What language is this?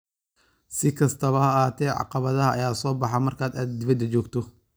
Somali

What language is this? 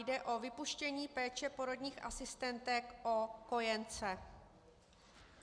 Czech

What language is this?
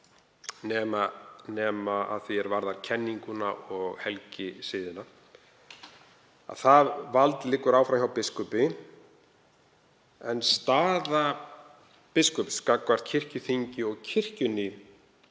Icelandic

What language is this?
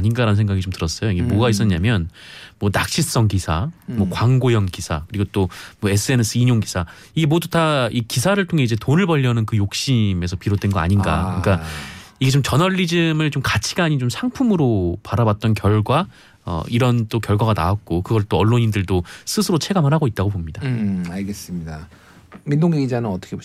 Korean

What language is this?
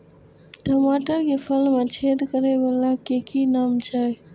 Maithili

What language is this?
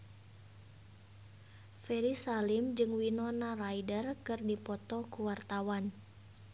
Sundanese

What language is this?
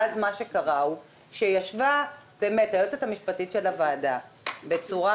Hebrew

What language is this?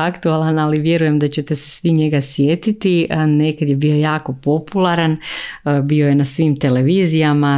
Croatian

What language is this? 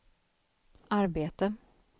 Swedish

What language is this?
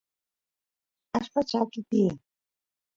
Santiago del Estero Quichua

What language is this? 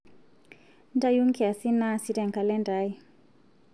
Masai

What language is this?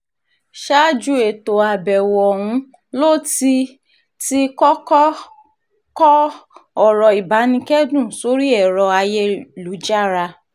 Yoruba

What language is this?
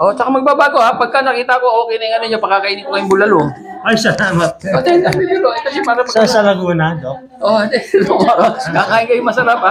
Filipino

